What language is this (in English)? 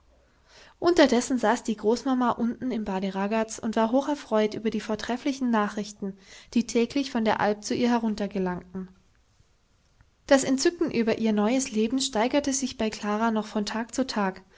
German